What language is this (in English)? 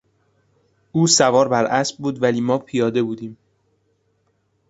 Persian